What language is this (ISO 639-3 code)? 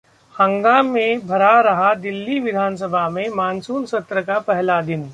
hin